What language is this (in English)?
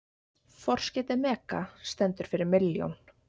Icelandic